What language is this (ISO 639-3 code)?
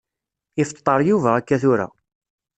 kab